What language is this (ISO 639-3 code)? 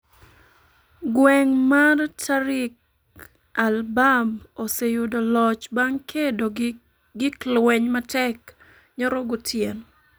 luo